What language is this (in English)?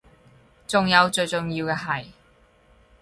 Cantonese